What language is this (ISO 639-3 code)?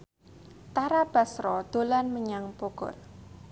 jav